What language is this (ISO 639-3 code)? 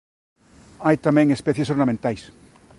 glg